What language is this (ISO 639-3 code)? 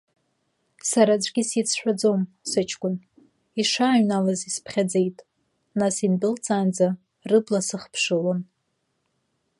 abk